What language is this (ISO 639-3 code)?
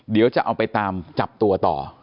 tha